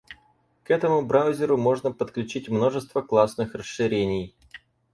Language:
Russian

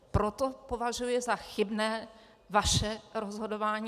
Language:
Czech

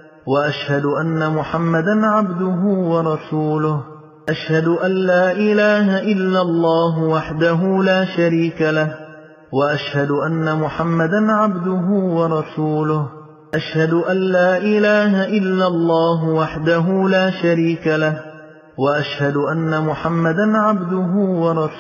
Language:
Arabic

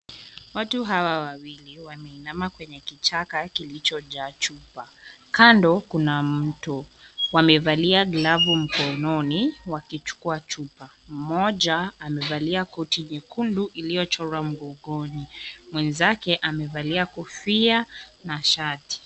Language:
Swahili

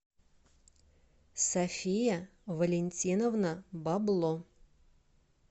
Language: Russian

